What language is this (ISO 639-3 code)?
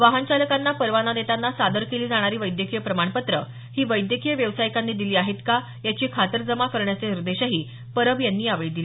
mar